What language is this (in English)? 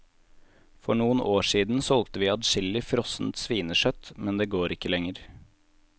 Norwegian